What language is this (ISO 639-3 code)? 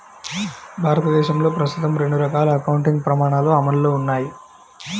tel